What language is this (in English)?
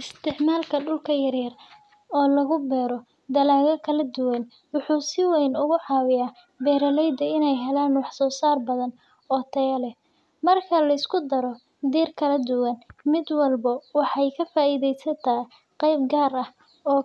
Somali